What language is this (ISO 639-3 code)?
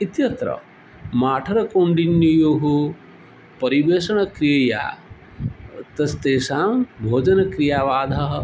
san